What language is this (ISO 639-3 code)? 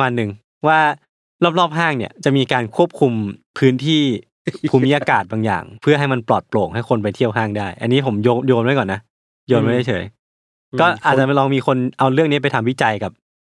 tha